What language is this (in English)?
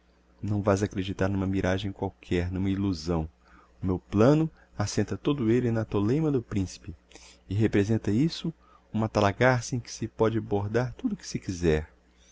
Portuguese